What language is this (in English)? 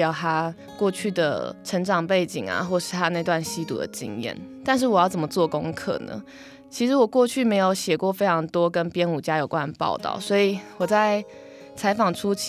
Chinese